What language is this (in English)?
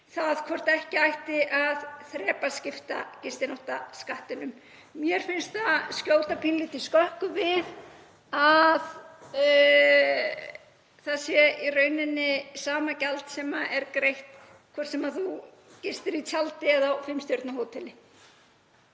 Icelandic